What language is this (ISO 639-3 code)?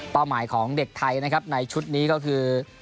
tha